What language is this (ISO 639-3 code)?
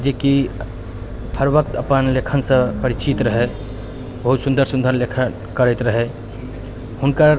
mai